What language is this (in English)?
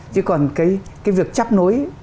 Vietnamese